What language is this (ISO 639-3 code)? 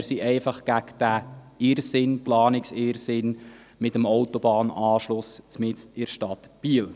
gsw